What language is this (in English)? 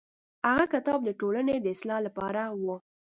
Pashto